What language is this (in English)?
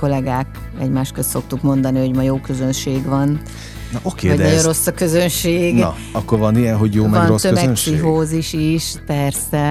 Hungarian